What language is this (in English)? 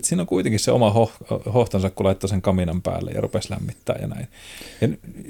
Finnish